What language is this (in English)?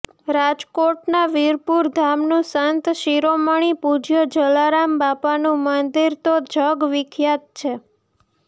Gujarati